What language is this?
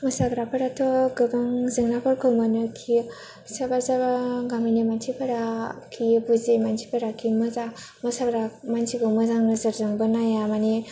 Bodo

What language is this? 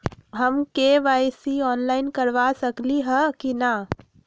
Magahi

